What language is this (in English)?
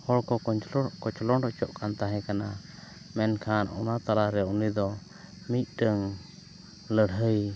Santali